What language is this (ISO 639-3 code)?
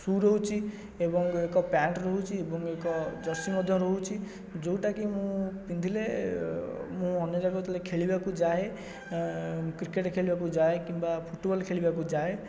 ori